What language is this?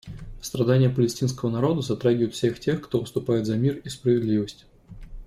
Russian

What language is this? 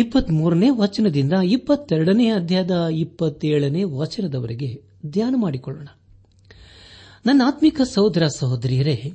Kannada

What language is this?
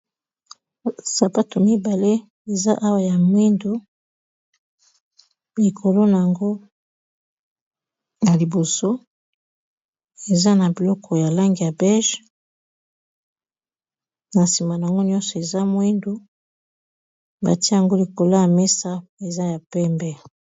Lingala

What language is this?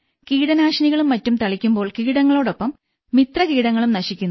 Malayalam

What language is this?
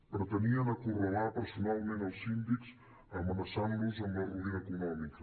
Catalan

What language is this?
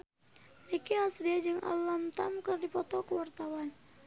Sundanese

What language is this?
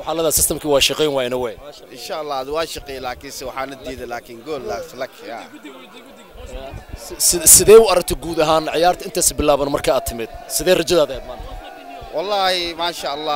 Arabic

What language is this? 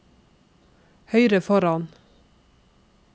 Norwegian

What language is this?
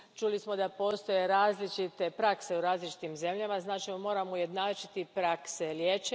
Croatian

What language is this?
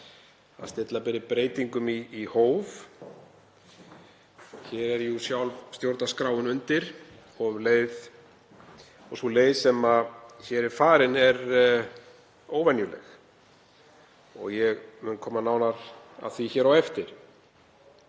Icelandic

